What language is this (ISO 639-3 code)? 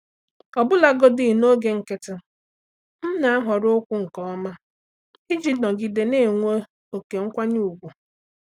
ibo